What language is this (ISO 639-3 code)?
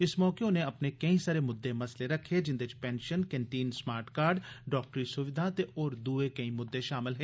doi